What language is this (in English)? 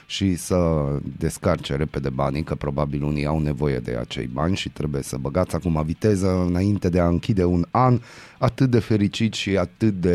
Romanian